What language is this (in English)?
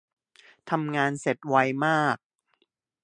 Thai